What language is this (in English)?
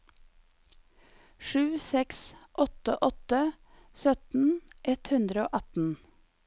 Norwegian